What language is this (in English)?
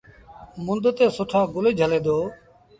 Sindhi Bhil